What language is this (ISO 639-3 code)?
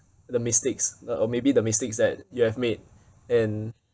eng